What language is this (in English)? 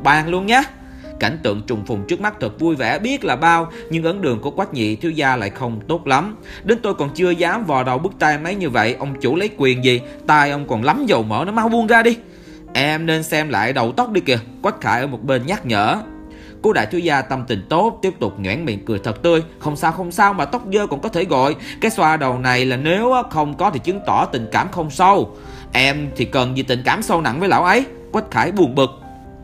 Vietnamese